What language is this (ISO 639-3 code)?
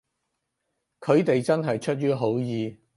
yue